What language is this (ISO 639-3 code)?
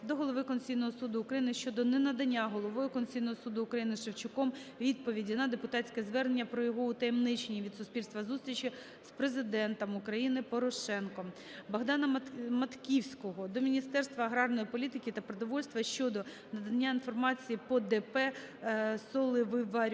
ukr